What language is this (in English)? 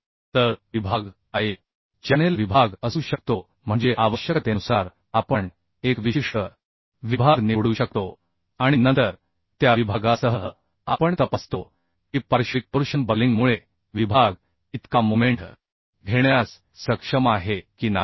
Marathi